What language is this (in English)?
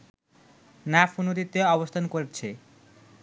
Bangla